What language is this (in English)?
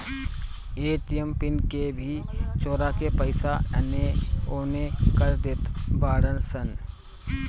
Bhojpuri